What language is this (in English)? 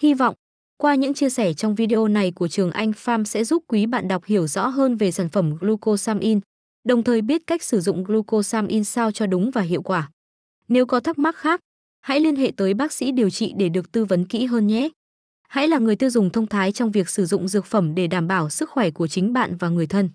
Vietnamese